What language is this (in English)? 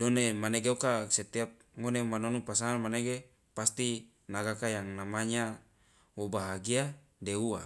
Loloda